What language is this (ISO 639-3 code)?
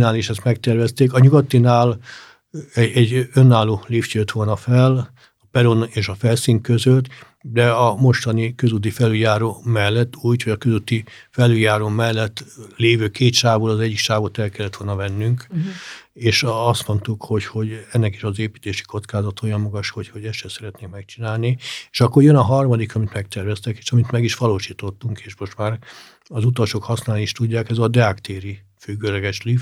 hun